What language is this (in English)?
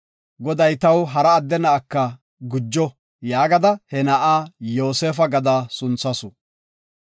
Gofa